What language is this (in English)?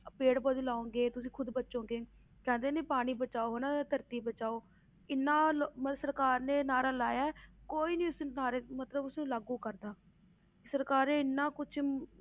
Punjabi